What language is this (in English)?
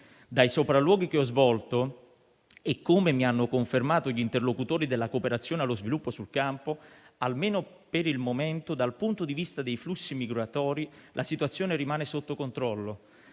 Italian